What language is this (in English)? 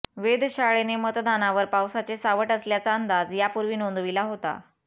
Marathi